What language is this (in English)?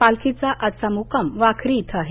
Marathi